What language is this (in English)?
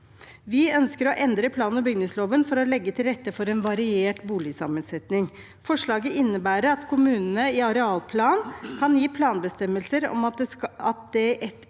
Norwegian